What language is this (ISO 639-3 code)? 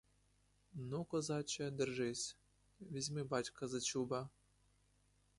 ukr